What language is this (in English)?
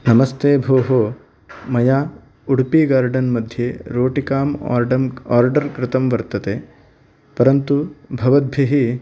Sanskrit